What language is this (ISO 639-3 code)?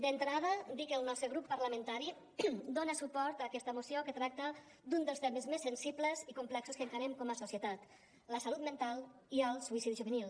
cat